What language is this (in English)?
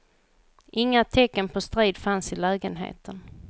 Swedish